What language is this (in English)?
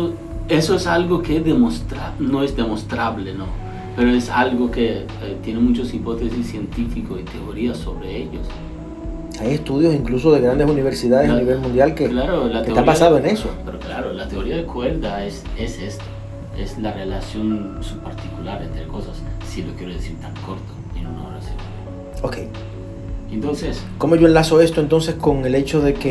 Spanish